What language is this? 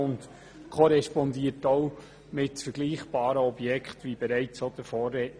Swiss German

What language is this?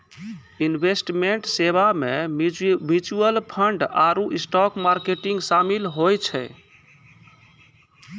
Maithili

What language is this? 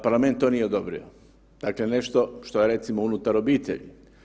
Croatian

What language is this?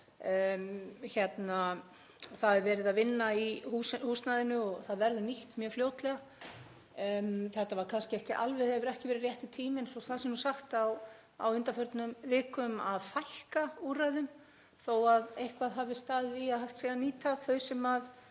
Icelandic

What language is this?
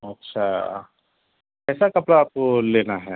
Urdu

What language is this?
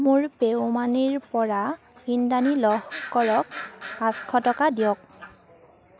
Assamese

